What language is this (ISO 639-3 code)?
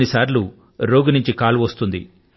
tel